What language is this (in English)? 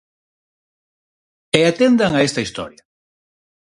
Galician